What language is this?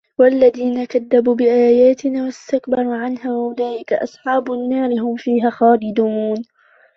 Arabic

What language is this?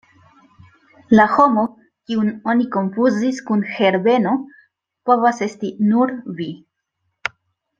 Esperanto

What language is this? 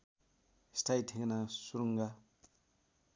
Nepali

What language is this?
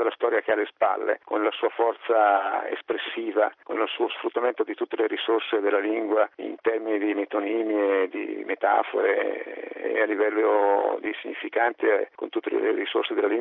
Italian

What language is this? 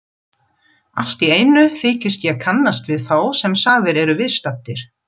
Icelandic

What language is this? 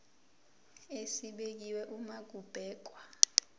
Zulu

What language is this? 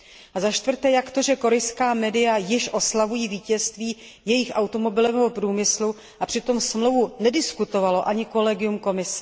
Czech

